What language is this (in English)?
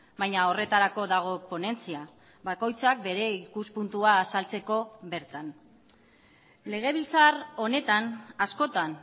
Basque